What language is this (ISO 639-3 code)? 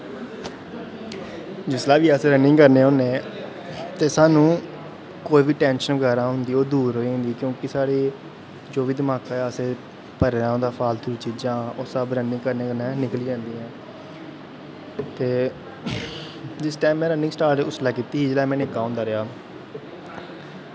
doi